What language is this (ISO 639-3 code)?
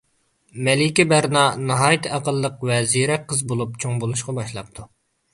uig